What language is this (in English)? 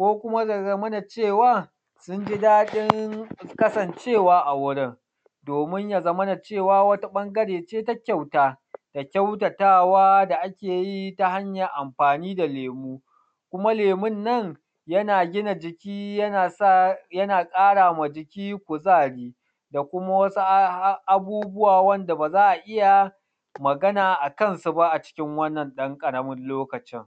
Hausa